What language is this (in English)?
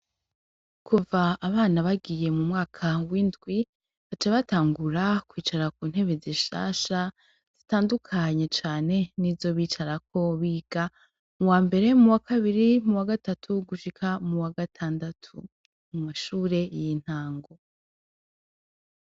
Rundi